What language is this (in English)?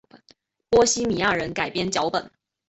Chinese